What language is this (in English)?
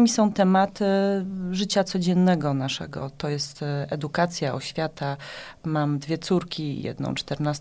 Polish